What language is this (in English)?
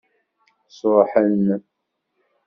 Kabyle